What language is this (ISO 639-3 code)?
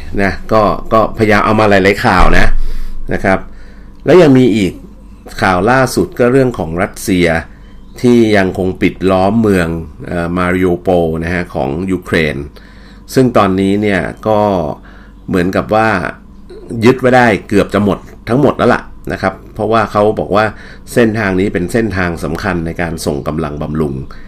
tha